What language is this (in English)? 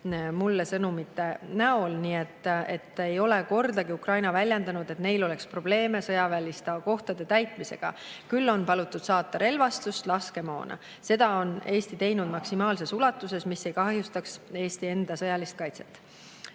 Estonian